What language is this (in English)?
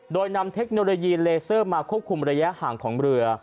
Thai